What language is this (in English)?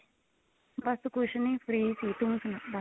Punjabi